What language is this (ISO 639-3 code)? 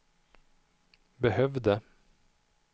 swe